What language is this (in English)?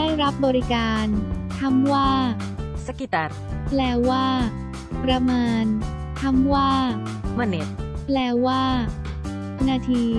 Thai